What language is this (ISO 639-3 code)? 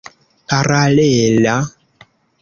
epo